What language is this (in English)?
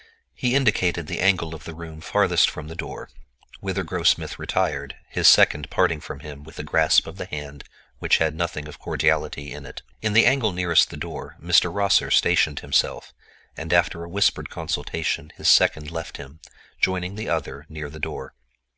English